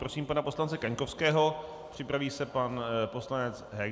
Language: Czech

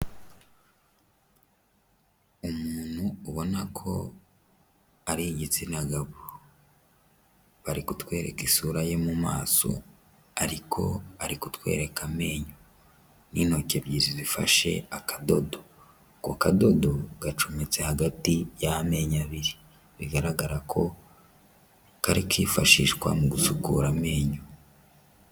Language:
Kinyarwanda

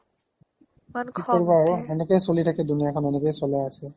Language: Assamese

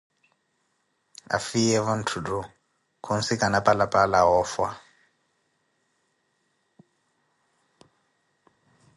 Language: Koti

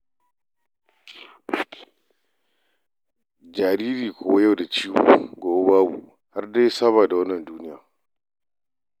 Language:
Hausa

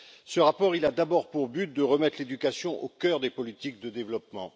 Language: French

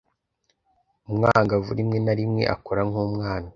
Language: Kinyarwanda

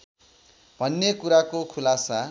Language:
Nepali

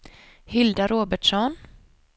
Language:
Swedish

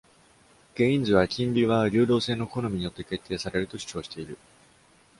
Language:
Japanese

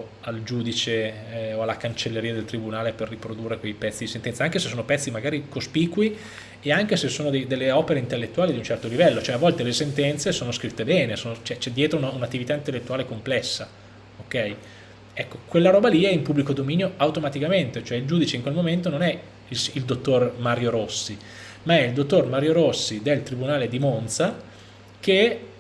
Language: Italian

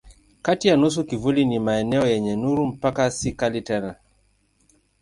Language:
Swahili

